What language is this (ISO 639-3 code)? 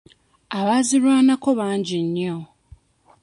lug